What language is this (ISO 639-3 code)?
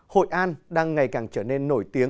vie